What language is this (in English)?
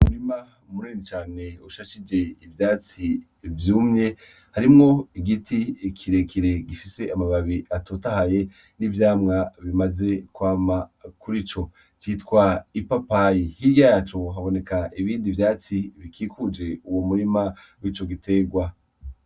Rundi